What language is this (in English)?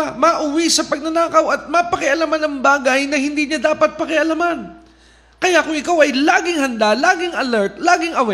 Filipino